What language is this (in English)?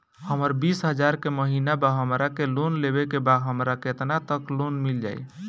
Bhojpuri